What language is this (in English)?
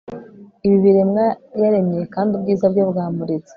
Kinyarwanda